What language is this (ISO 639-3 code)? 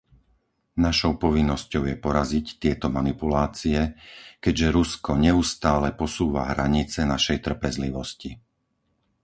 slk